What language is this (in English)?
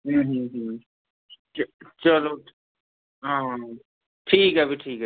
Dogri